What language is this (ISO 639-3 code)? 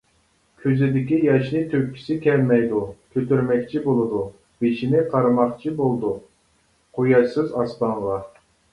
uig